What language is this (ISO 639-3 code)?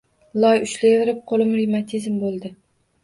uzb